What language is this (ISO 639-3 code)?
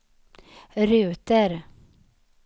swe